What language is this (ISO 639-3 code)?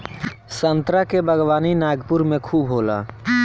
bho